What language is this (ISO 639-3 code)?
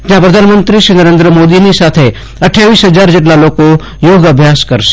guj